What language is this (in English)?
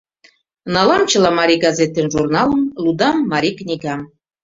Mari